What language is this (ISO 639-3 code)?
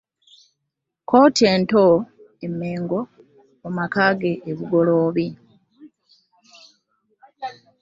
lug